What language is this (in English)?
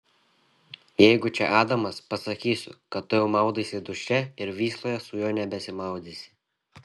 Lithuanian